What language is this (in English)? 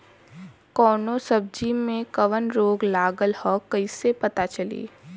Bhojpuri